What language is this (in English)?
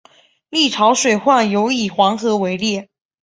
Chinese